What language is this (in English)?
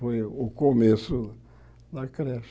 Portuguese